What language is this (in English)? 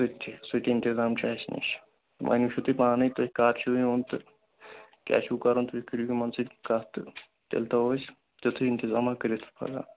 Kashmiri